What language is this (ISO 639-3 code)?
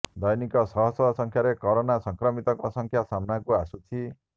ori